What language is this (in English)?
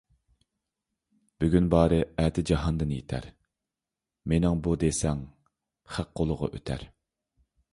Uyghur